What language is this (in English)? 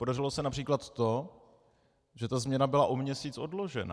Czech